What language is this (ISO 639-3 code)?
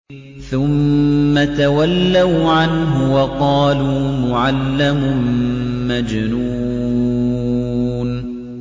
ara